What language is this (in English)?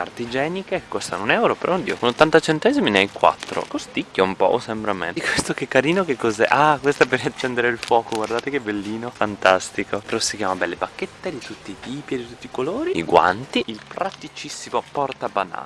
Italian